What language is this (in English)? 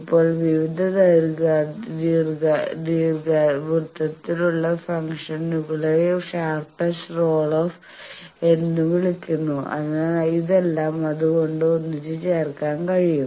Malayalam